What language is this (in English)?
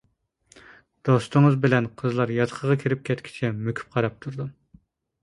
Uyghur